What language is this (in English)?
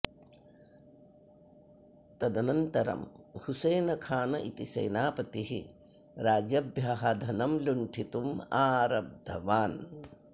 Sanskrit